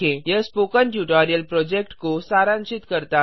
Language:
Hindi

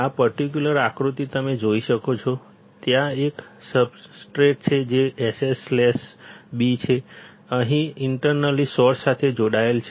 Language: Gujarati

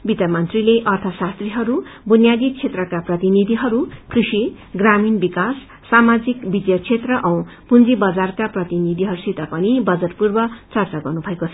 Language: Nepali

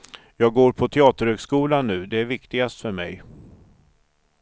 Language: Swedish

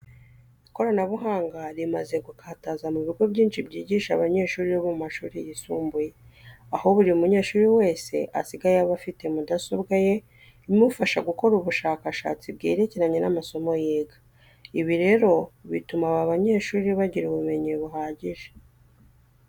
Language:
Kinyarwanda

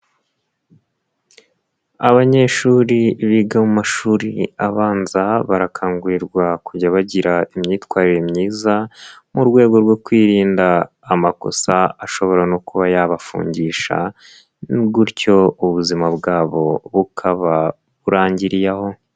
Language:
Kinyarwanda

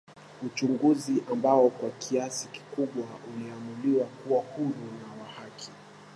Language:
Swahili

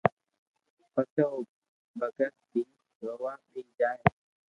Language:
Loarki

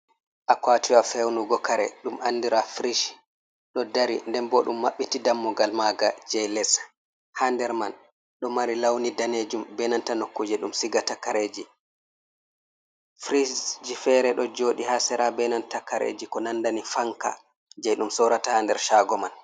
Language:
Fula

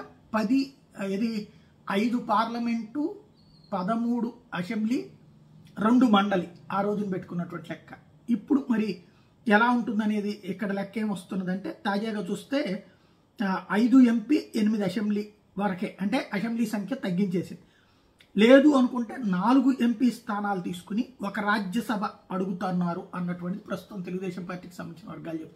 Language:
Telugu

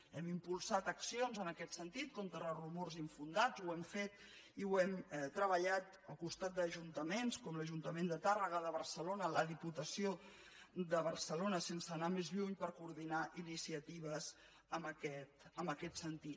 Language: Catalan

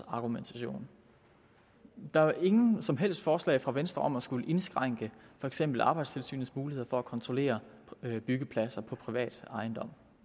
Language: Danish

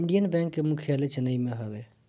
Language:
Bhojpuri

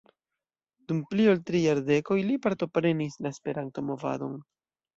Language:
Esperanto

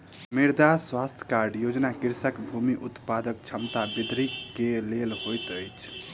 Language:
Maithili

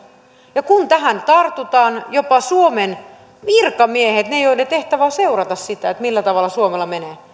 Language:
Finnish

